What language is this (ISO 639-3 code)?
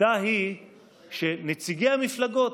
heb